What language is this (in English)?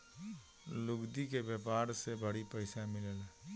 Bhojpuri